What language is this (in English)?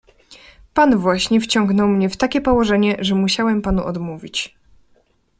Polish